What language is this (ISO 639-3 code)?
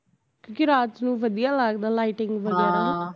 pan